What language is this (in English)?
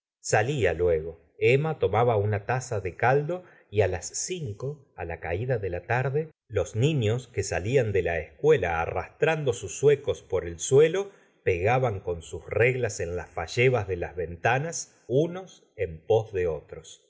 Spanish